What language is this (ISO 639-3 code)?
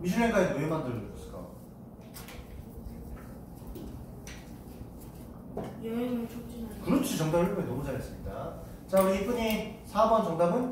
kor